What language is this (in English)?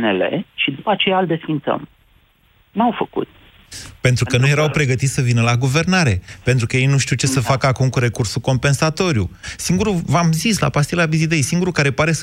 Romanian